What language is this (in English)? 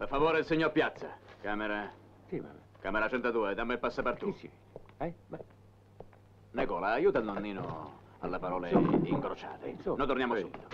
Italian